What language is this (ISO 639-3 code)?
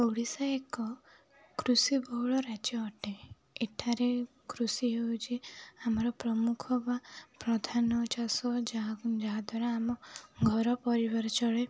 ori